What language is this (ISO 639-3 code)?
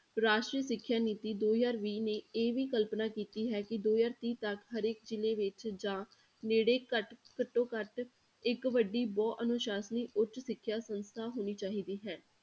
pan